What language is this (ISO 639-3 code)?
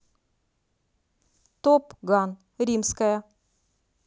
rus